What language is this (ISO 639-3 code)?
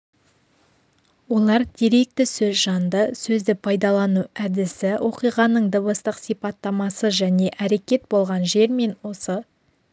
kaz